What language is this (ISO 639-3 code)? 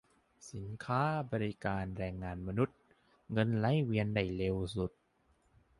tha